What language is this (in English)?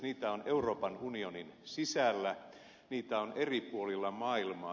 Finnish